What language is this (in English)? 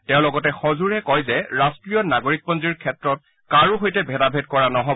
Assamese